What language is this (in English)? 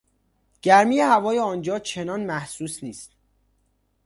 Persian